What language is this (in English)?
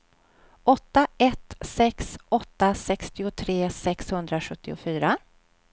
Swedish